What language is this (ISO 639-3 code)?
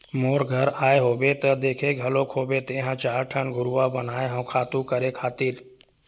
hne